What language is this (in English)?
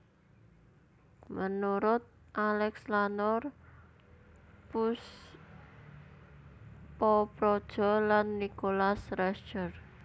Javanese